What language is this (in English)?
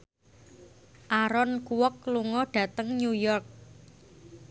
Javanese